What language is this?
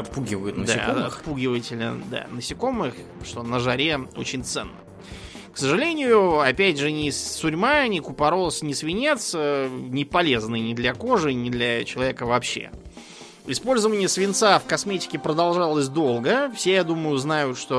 Russian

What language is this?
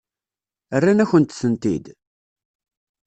Kabyle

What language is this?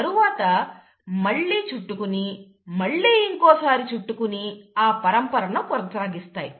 Telugu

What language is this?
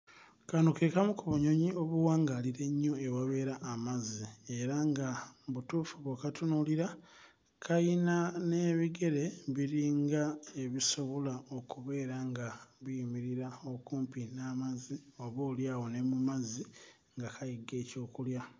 Ganda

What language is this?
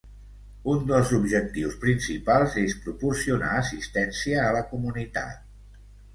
Catalan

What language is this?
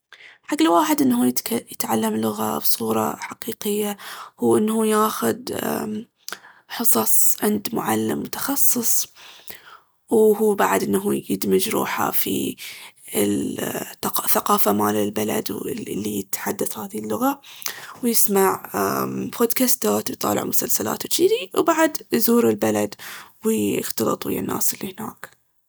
Baharna Arabic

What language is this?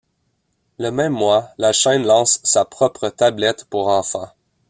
French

